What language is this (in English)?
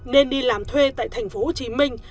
Vietnamese